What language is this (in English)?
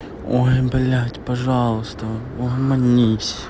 Russian